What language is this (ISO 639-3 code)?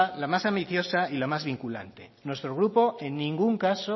spa